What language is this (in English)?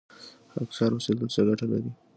Pashto